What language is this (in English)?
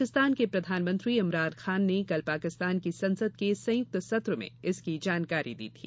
Hindi